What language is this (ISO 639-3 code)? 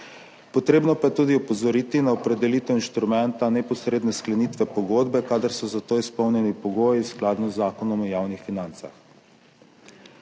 slv